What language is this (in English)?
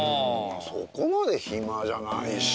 Japanese